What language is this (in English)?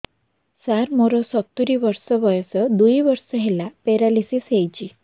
Odia